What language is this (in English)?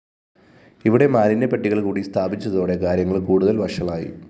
Malayalam